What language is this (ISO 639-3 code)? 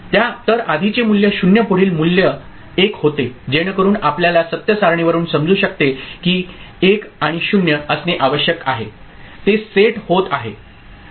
mar